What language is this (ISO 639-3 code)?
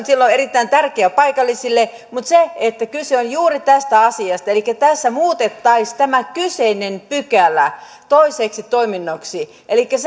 fin